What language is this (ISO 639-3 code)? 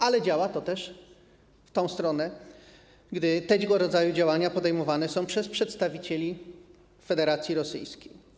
pol